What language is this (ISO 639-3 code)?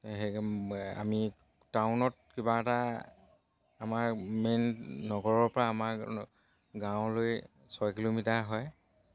asm